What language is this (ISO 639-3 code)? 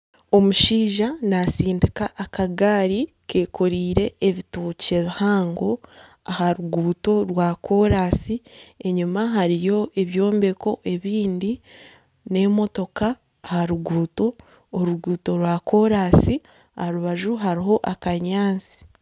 nyn